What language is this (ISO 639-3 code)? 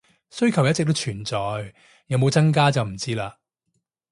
yue